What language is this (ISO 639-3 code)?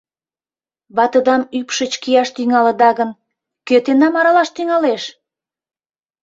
chm